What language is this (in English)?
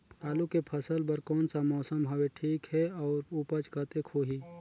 Chhattisgarhi